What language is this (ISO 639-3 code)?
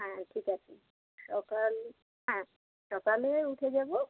ben